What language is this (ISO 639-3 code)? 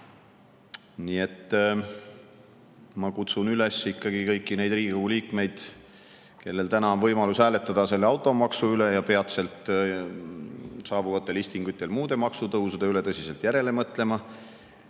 est